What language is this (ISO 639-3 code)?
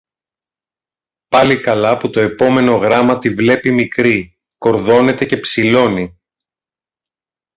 ell